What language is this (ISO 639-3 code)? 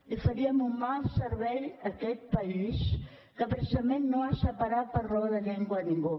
cat